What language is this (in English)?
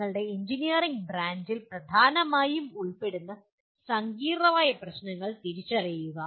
Malayalam